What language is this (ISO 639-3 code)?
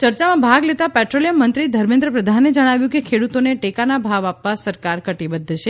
guj